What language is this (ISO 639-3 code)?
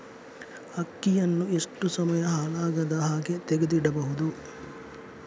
kan